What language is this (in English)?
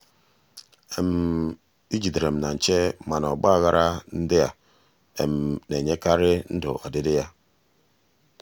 Igbo